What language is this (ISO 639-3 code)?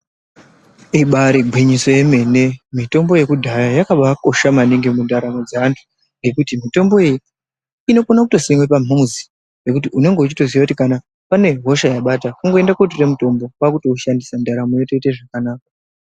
ndc